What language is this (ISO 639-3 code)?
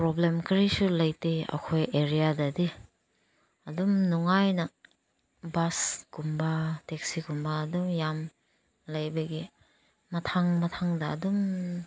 mni